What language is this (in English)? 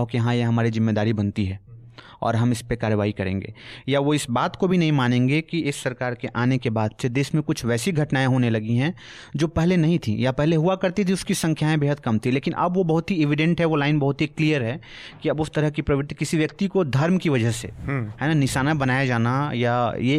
Hindi